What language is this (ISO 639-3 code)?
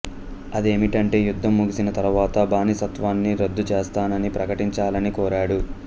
tel